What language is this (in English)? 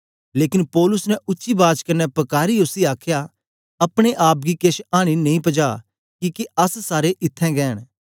Dogri